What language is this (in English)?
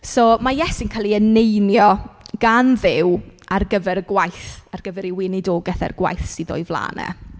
Welsh